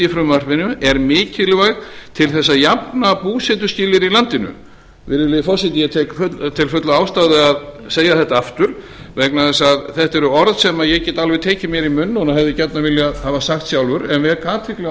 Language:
Icelandic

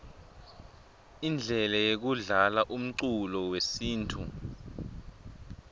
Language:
Swati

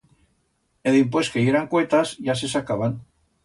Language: Aragonese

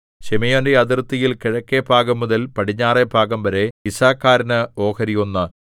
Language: Malayalam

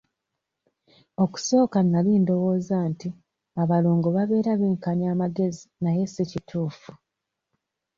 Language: Ganda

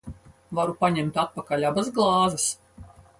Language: Latvian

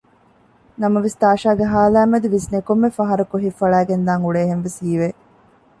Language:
Divehi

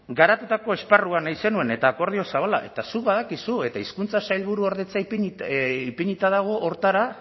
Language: Basque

